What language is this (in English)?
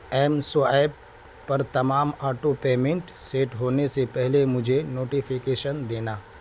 Urdu